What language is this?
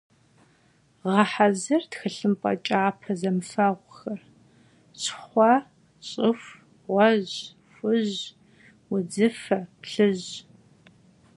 Kabardian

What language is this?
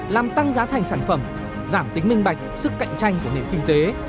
Vietnamese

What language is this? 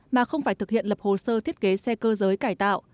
Vietnamese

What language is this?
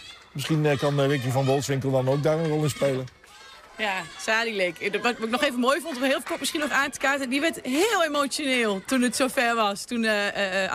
Dutch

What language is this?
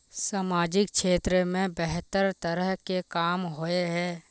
Magahi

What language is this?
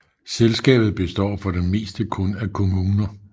Danish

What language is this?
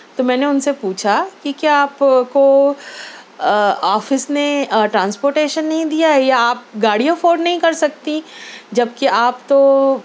Urdu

